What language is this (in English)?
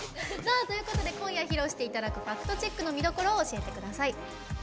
Japanese